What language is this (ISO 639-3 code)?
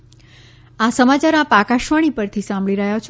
guj